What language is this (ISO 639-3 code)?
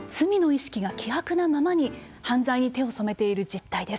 jpn